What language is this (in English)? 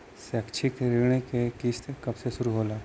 Bhojpuri